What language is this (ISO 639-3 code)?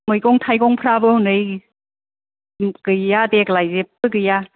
brx